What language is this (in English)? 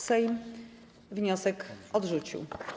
Polish